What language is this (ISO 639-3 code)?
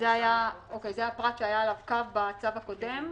heb